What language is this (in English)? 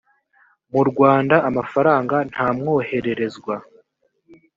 Kinyarwanda